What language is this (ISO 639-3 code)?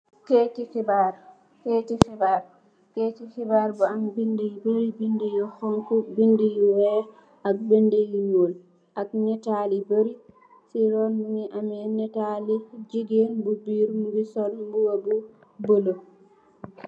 wol